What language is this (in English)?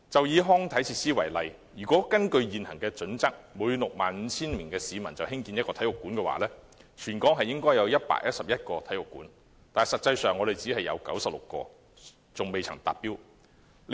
Cantonese